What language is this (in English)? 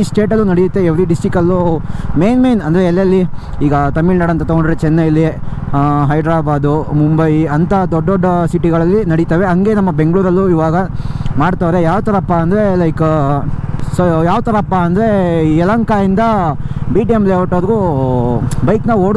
Kannada